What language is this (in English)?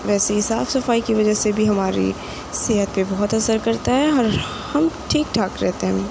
Urdu